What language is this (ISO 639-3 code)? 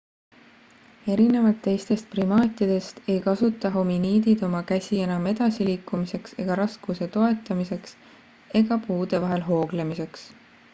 est